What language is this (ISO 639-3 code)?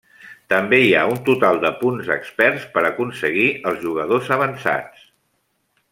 cat